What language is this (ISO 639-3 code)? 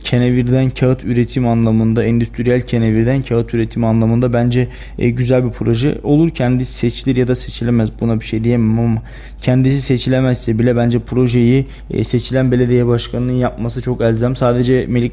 tur